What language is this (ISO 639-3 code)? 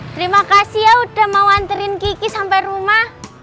ind